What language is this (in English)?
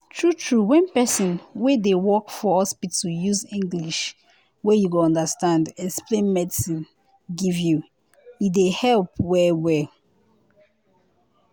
Nigerian Pidgin